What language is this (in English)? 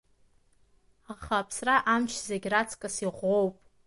Abkhazian